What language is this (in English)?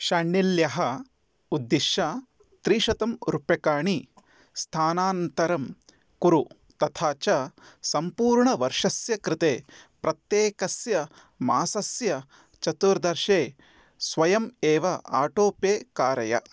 Sanskrit